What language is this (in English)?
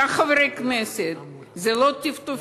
Hebrew